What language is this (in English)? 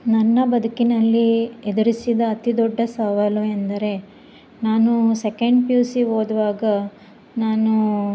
Kannada